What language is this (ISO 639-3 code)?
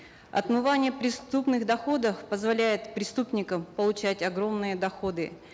kaz